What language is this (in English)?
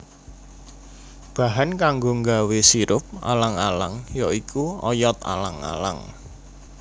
Javanese